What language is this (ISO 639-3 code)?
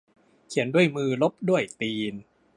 tha